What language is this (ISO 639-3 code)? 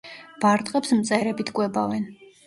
kat